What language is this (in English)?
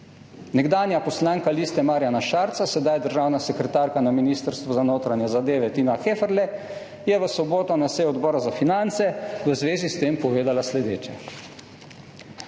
Slovenian